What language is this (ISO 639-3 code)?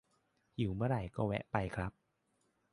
tha